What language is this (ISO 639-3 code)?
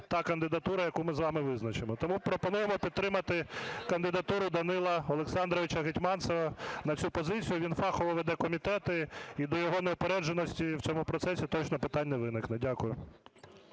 ukr